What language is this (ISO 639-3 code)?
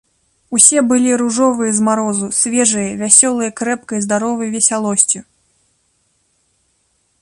bel